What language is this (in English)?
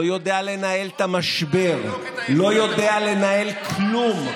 Hebrew